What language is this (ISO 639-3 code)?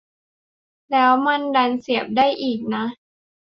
tha